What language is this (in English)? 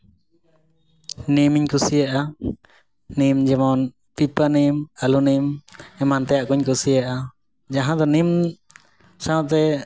Santali